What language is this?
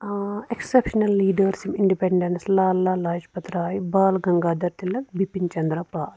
Kashmiri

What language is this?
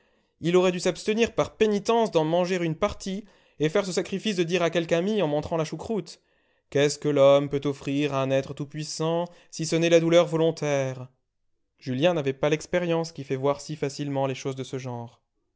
French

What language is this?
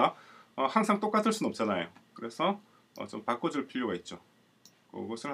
Korean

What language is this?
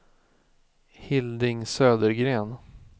Swedish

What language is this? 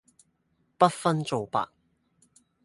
Cantonese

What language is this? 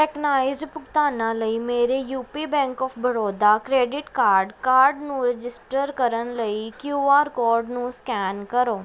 Punjabi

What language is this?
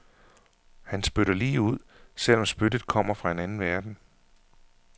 Danish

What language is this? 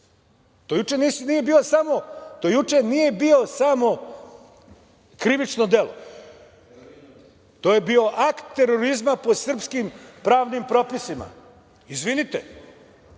Serbian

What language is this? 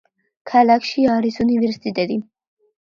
Georgian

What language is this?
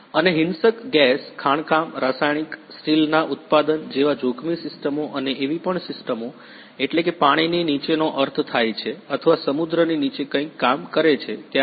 Gujarati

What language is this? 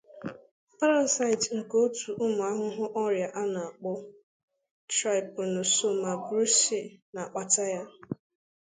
Igbo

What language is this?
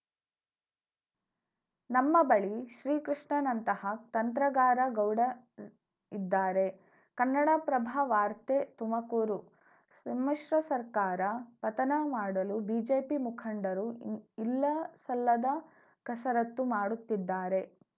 Kannada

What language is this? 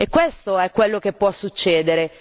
Italian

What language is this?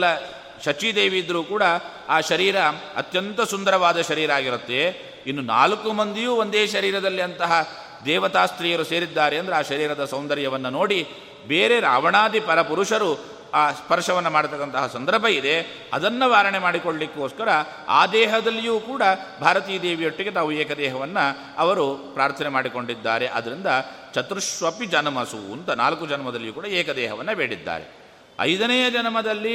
Kannada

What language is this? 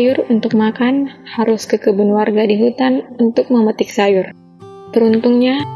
Indonesian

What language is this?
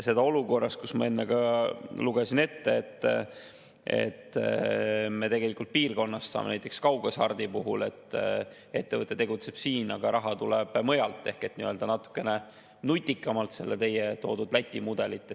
Estonian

